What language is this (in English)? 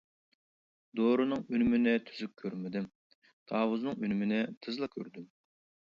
Uyghur